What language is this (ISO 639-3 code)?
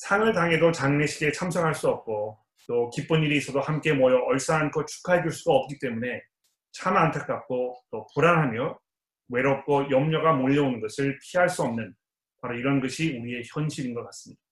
kor